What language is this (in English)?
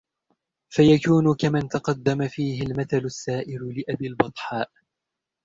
Arabic